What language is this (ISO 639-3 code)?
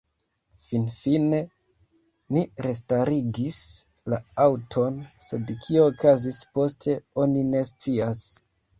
epo